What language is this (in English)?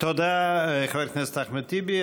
Hebrew